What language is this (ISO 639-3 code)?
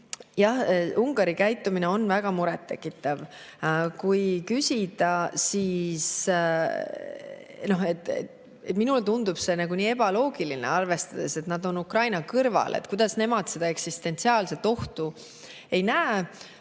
est